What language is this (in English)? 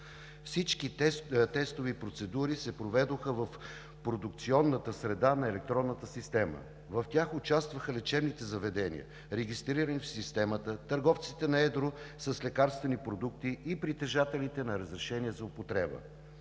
Bulgarian